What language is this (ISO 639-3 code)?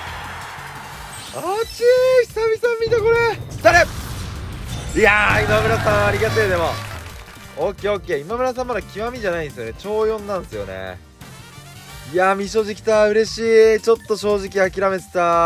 jpn